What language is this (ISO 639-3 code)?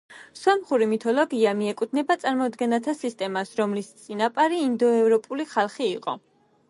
kat